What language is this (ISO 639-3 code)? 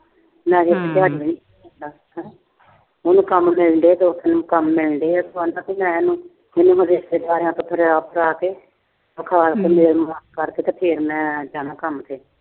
pan